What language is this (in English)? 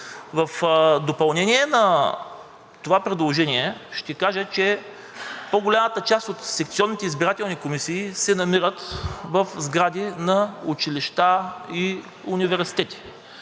Bulgarian